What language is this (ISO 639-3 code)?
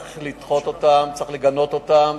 heb